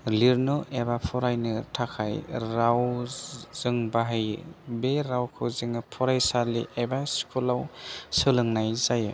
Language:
Bodo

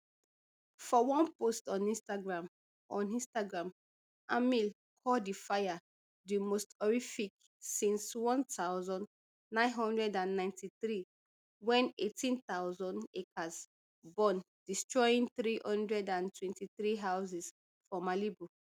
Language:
Nigerian Pidgin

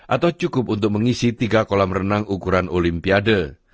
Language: Indonesian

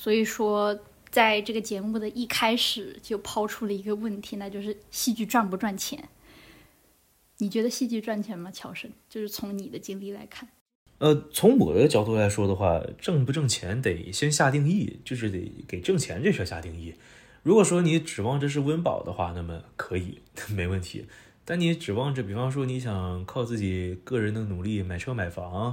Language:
Chinese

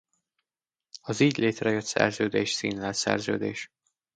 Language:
Hungarian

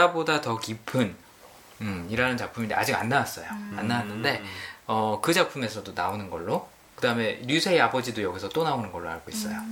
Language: Korean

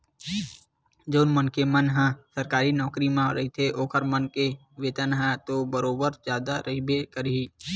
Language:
Chhattisgarhi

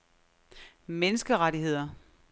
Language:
Danish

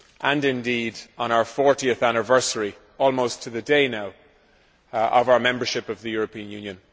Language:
English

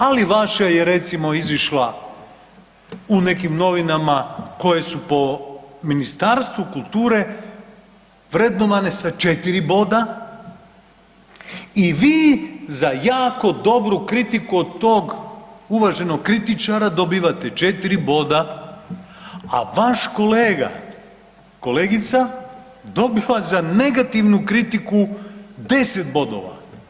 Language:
Croatian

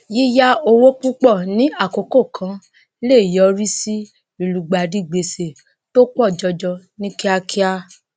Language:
Yoruba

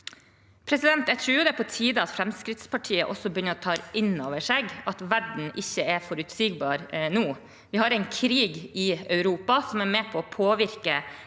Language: Norwegian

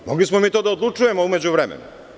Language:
Serbian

